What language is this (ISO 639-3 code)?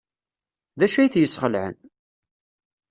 kab